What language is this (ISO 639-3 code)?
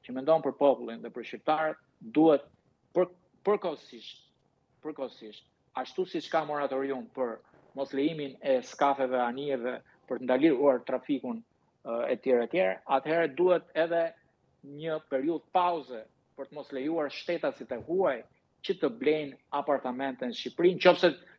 ron